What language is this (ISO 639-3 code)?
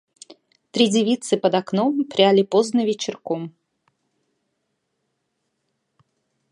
rus